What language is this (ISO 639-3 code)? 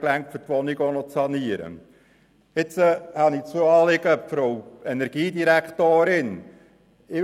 gsw